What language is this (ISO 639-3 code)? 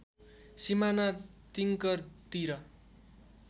nep